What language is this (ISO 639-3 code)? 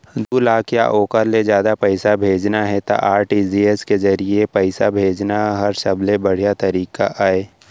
hne